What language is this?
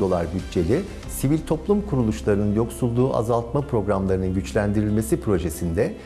Turkish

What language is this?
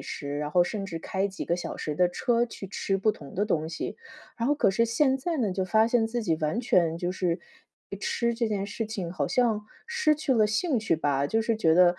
Chinese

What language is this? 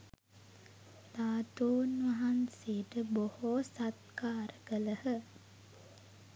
Sinhala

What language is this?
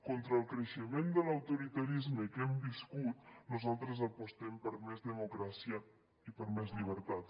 Catalan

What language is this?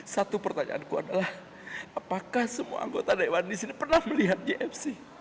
Indonesian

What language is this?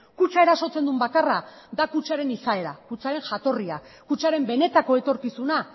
Basque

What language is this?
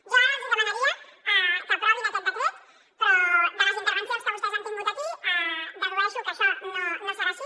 Catalan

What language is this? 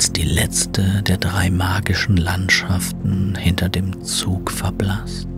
German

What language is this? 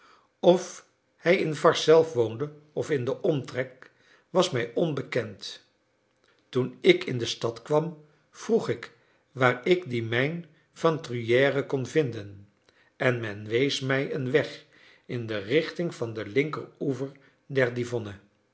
Dutch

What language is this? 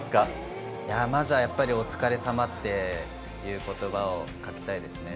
Japanese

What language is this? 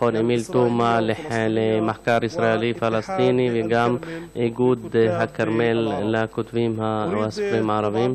Hebrew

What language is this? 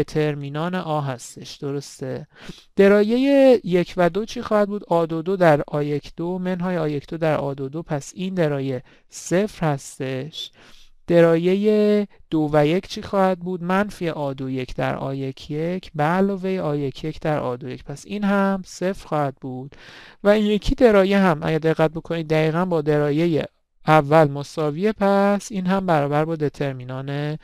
Persian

